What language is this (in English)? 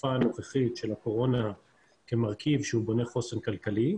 Hebrew